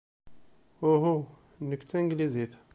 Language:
Kabyle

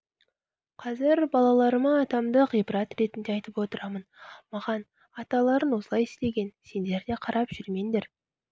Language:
Kazakh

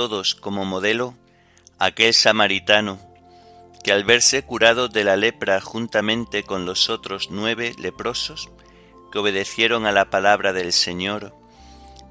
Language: Spanish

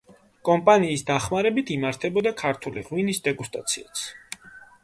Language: Georgian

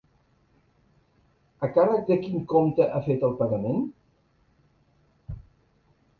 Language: Catalan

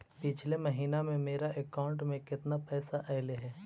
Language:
Magahi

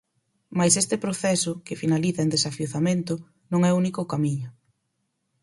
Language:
Galician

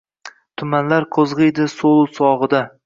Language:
Uzbek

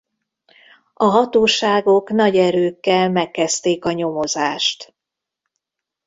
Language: Hungarian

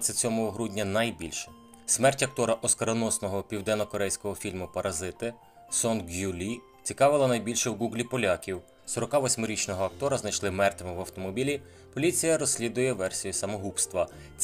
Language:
Ukrainian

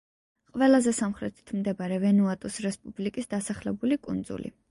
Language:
Georgian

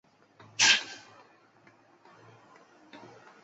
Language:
Chinese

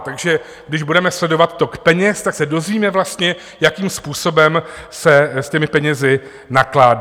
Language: Czech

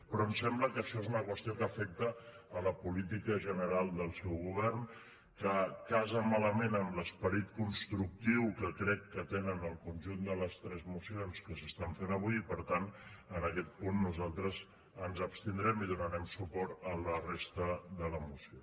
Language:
Catalan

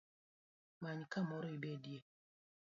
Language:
Luo (Kenya and Tanzania)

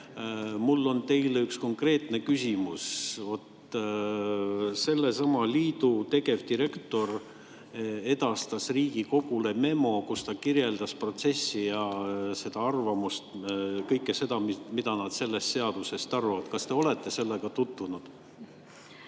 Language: Estonian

